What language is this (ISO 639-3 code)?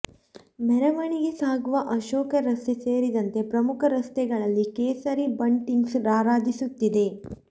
kan